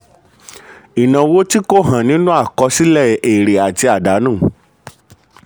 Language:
Yoruba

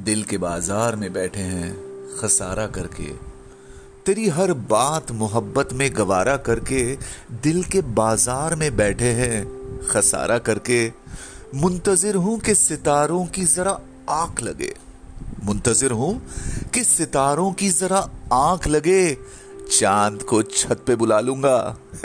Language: Hindi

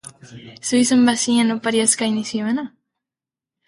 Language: Basque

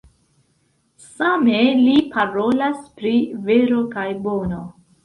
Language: Esperanto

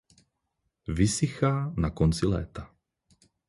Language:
Czech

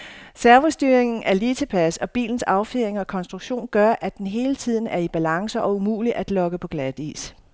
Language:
Danish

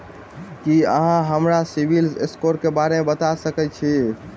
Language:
Maithili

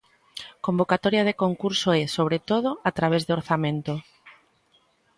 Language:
Galician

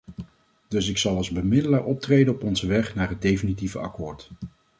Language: Dutch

